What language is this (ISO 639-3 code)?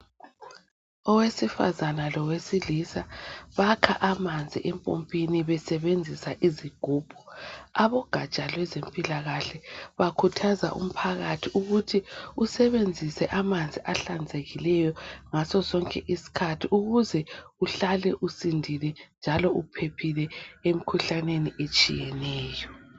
nde